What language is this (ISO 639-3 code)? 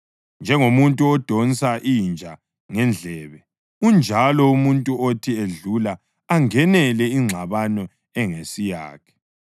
nde